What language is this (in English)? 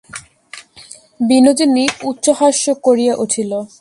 Bangla